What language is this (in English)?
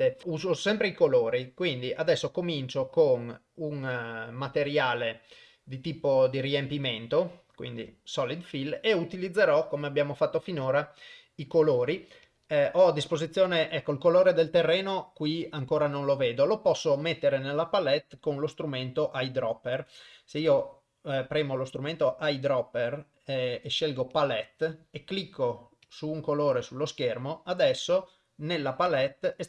Italian